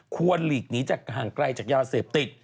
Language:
Thai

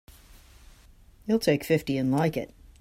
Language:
English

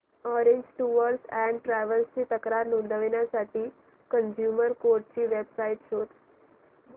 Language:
Marathi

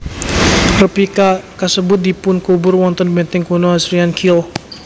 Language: Javanese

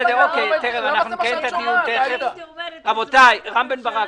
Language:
Hebrew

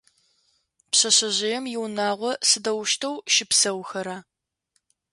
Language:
Adyghe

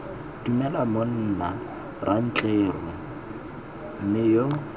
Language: Tswana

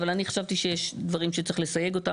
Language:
Hebrew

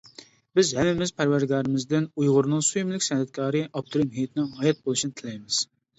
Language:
Uyghur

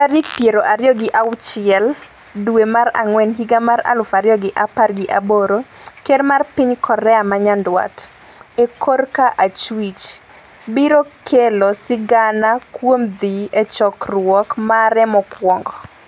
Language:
Luo (Kenya and Tanzania)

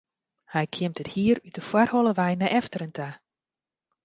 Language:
Western Frisian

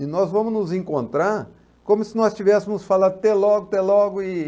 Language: Portuguese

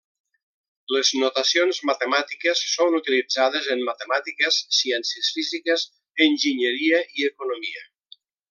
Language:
Catalan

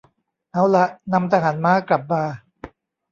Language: Thai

